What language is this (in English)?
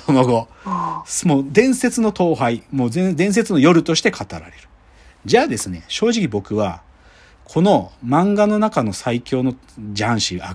Japanese